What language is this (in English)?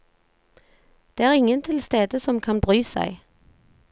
Norwegian